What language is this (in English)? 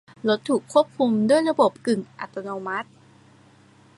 Thai